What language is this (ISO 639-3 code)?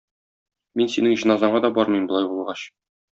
tat